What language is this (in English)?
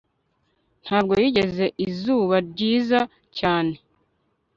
Kinyarwanda